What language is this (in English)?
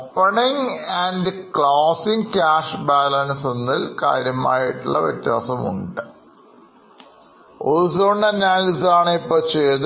Malayalam